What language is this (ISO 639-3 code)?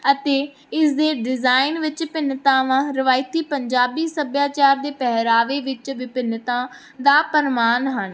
pan